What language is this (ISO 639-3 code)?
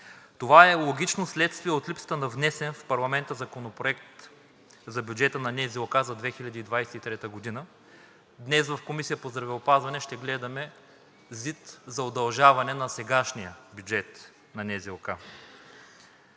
bul